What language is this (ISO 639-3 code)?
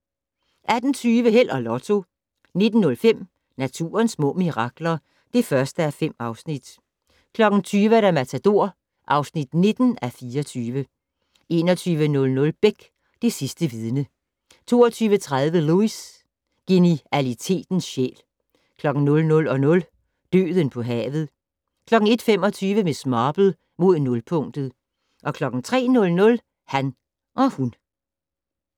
dan